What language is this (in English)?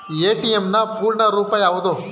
Kannada